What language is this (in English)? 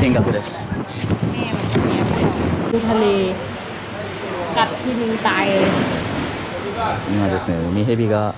Japanese